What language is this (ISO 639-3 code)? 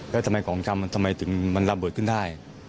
tha